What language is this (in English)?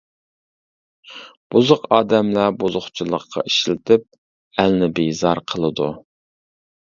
Uyghur